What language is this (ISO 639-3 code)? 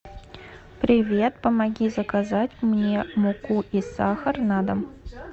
rus